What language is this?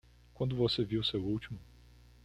Portuguese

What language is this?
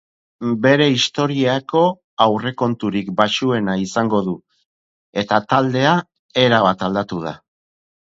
Basque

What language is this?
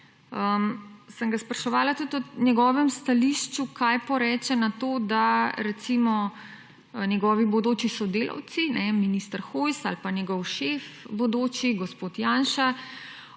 Slovenian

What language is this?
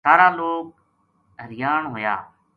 Gujari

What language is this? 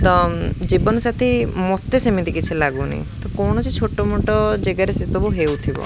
Odia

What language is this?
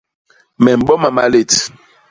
Basaa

